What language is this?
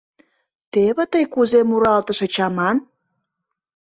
Mari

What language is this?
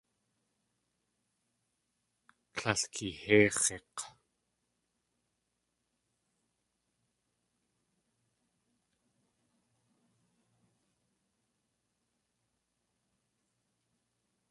Tlingit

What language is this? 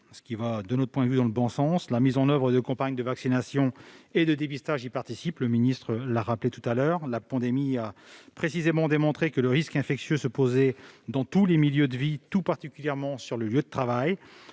French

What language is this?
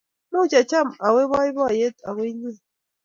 Kalenjin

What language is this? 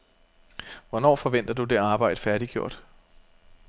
Danish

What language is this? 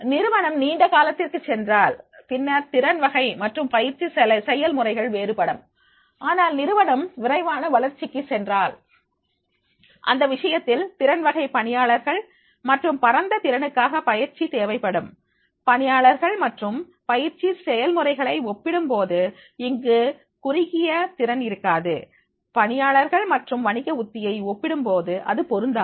Tamil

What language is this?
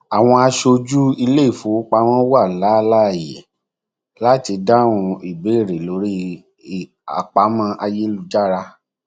Yoruba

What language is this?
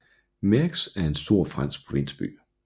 Danish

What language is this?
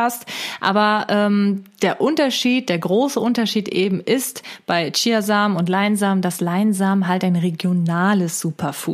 German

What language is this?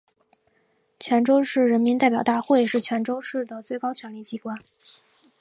Chinese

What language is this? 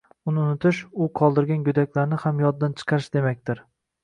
Uzbek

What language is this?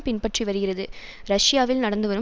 Tamil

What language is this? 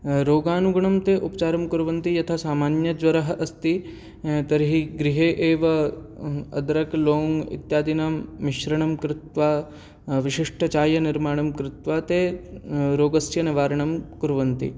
Sanskrit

